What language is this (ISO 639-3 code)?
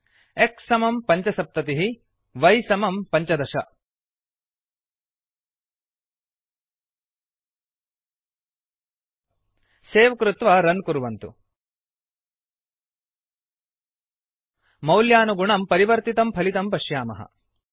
san